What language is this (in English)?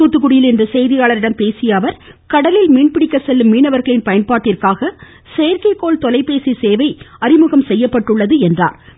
Tamil